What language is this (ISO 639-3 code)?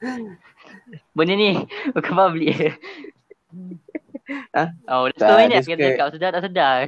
msa